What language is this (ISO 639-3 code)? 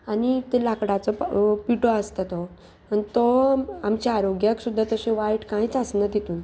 kok